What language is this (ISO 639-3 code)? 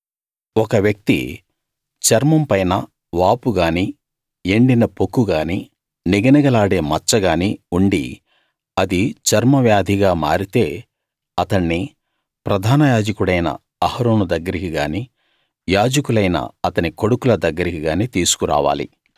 tel